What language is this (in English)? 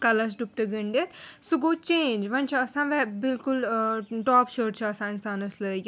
Kashmiri